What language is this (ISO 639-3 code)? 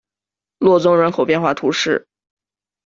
zho